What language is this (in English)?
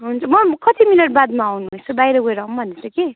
Nepali